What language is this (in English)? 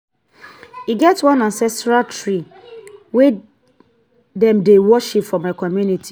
Nigerian Pidgin